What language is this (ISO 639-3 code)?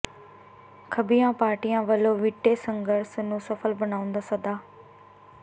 pan